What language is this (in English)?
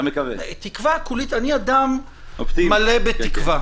Hebrew